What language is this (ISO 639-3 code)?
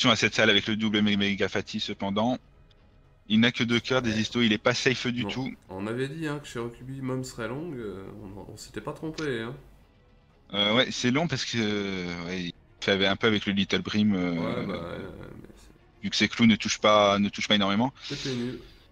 fra